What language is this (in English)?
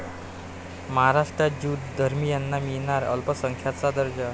Marathi